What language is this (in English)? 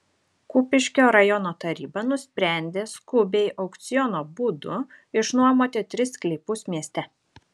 Lithuanian